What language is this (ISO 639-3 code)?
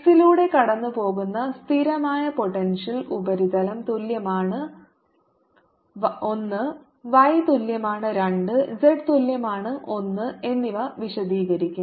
mal